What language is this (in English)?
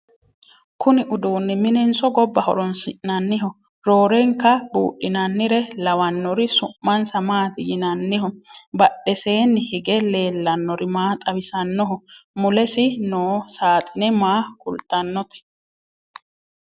Sidamo